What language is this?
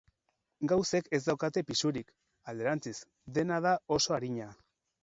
Basque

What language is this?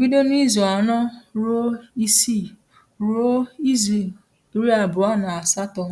Igbo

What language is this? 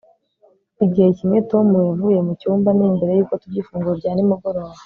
Kinyarwanda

